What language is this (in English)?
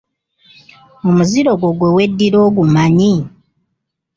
Ganda